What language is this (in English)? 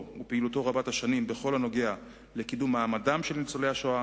Hebrew